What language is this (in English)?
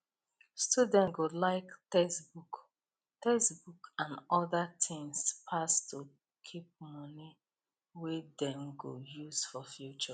Nigerian Pidgin